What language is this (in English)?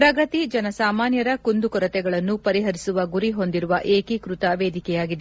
Kannada